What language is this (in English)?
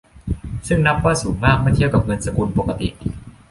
Thai